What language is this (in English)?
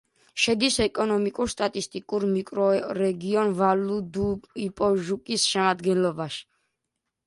Georgian